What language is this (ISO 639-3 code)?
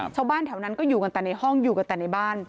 tha